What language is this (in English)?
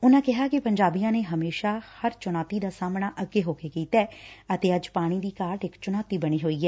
Punjabi